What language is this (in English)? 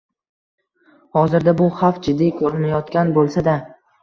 Uzbek